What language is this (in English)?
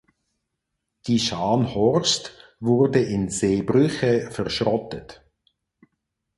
German